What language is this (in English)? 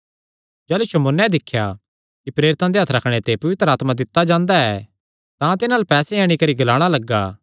Kangri